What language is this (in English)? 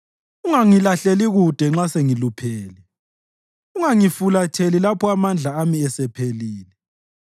North Ndebele